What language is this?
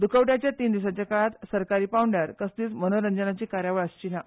Konkani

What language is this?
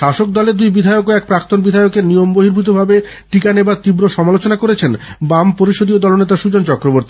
Bangla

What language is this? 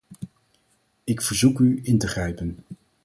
Dutch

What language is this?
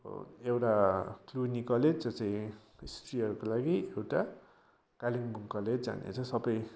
Nepali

